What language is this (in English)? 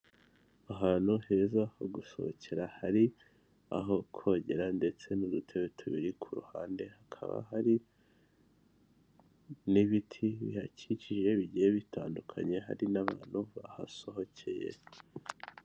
Kinyarwanda